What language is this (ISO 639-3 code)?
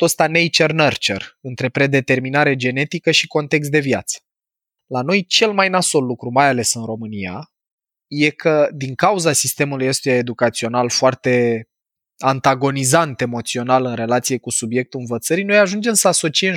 ron